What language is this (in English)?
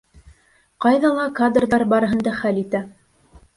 Bashkir